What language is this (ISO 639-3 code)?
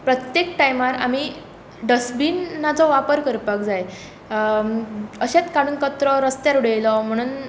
kok